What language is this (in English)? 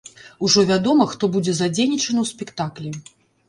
Belarusian